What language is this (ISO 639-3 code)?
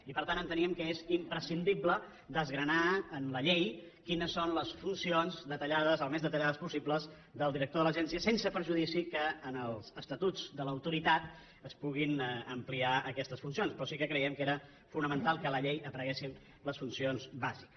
cat